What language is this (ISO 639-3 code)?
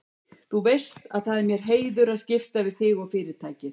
isl